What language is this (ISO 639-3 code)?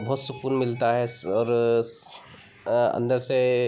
hin